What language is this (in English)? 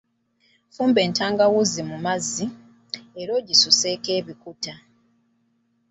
Ganda